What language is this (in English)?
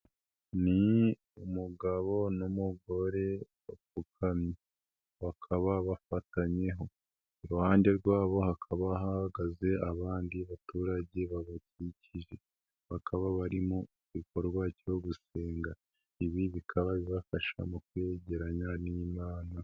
Kinyarwanda